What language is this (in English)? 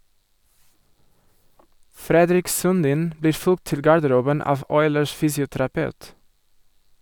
Norwegian